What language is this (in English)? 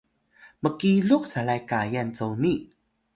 Atayal